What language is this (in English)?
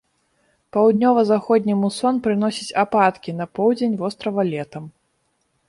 Belarusian